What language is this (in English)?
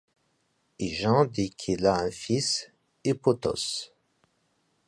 French